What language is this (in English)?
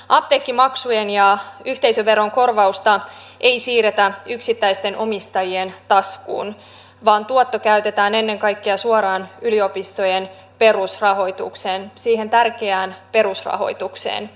Finnish